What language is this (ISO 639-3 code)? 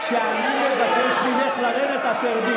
heb